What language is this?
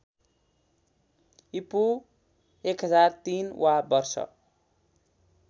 Nepali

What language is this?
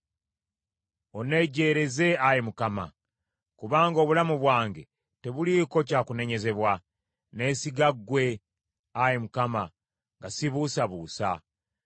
Ganda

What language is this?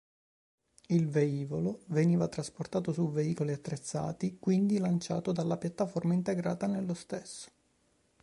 Italian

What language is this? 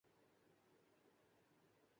Urdu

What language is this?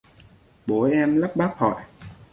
Vietnamese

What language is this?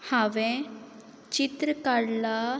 Konkani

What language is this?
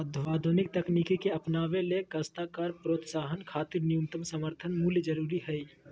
Magahi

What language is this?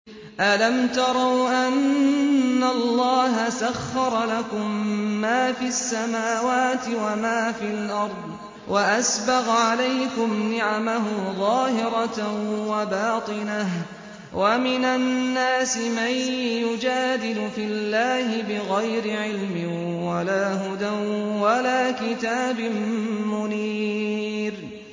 Arabic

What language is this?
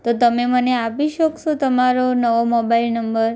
Gujarati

